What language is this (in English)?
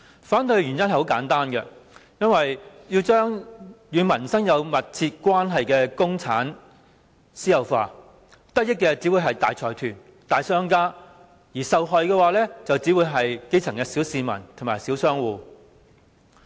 Cantonese